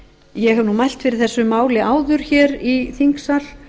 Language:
Icelandic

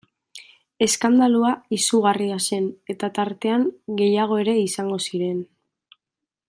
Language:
Basque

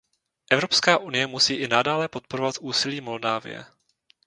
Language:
Czech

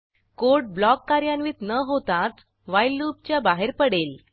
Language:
Marathi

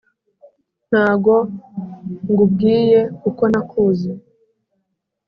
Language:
Kinyarwanda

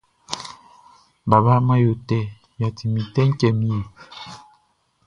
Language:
Baoulé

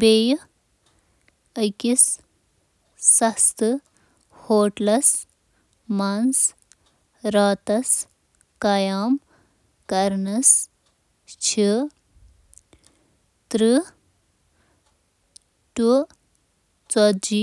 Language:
Kashmiri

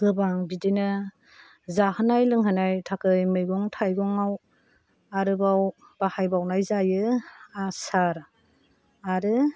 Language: Bodo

